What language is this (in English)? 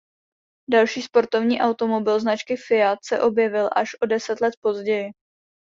Czech